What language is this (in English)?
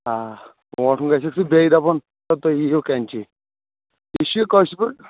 Kashmiri